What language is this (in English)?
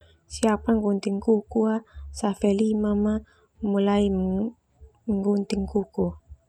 Termanu